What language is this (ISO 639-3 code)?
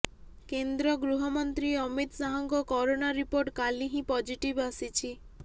ori